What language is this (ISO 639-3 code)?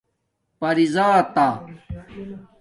dmk